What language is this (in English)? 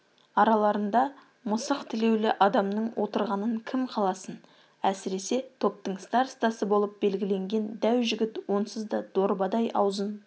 Kazakh